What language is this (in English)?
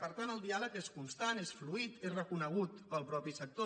Catalan